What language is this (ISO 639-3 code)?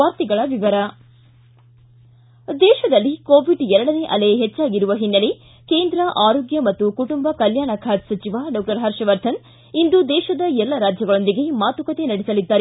kan